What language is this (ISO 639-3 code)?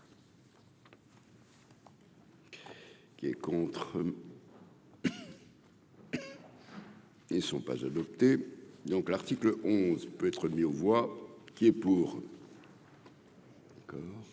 fra